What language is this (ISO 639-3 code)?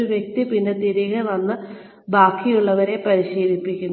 mal